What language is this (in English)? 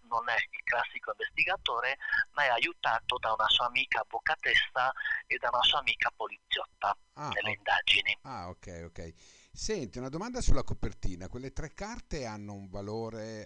Italian